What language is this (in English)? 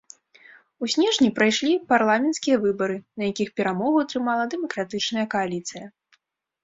Belarusian